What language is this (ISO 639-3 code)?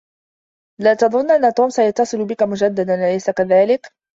ara